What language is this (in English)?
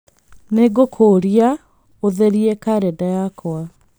Kikuyu